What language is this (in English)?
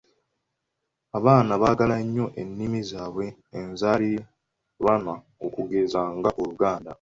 Ganda